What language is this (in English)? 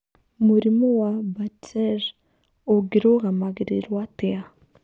Kikuyu